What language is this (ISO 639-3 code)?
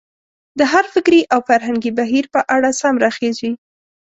pus